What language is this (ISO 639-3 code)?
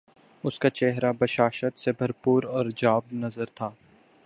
urd